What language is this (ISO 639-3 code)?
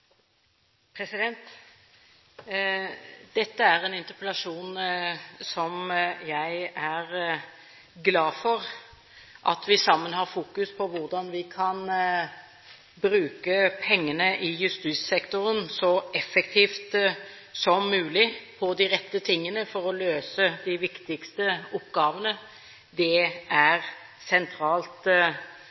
nob